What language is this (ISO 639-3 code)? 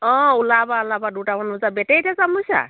asm